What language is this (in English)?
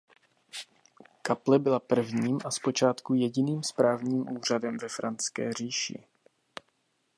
Czech